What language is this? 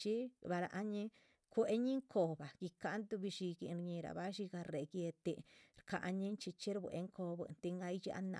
Chichicapan Zapotec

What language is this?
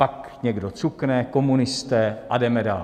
Czech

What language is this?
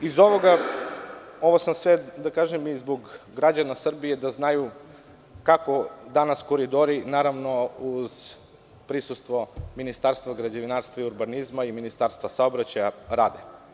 Serbian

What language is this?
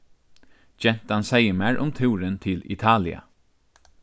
Faroese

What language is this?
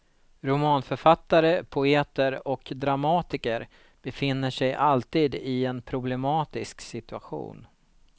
Swedish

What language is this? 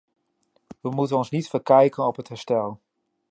Dutch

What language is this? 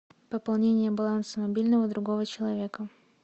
Russian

